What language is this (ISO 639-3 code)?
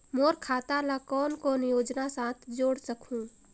hne